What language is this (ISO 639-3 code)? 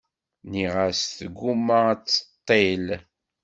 kab